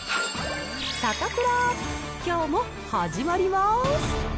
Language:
Japanese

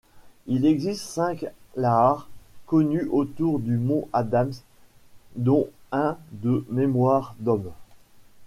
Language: French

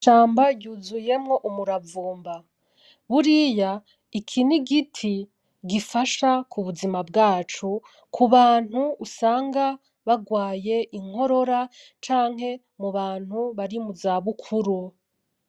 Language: Rundi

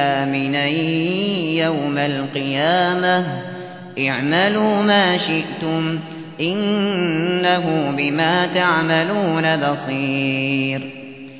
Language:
Arabic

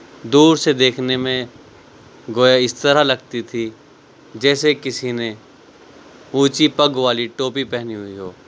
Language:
Urdu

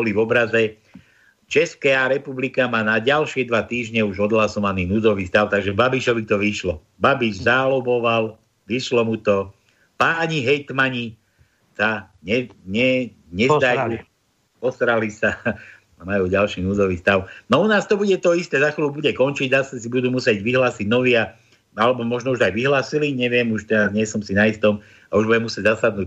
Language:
Slovak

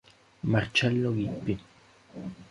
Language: Italian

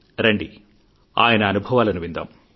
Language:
Telugu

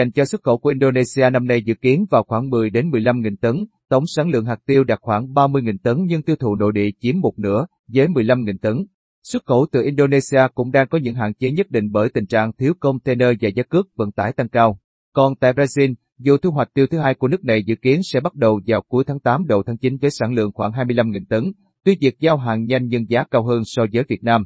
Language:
Vietnamese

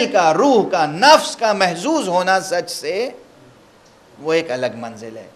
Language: Arabic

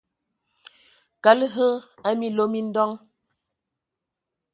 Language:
Ewondo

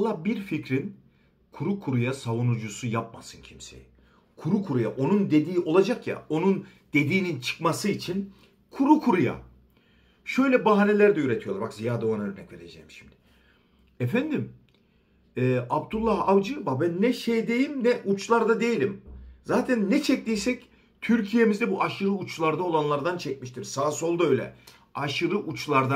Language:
Turkish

